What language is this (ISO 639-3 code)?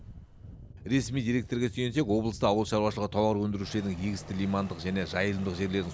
kaz